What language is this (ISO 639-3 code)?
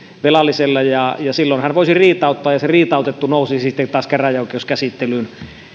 fin